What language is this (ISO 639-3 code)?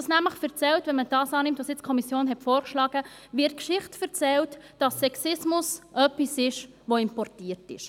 gsw